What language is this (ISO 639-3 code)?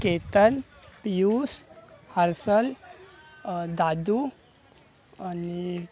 mar